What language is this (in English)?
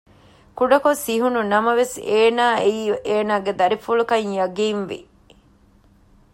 Divehi